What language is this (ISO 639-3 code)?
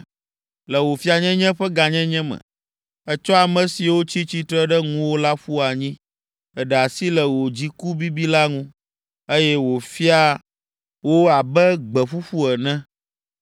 ewe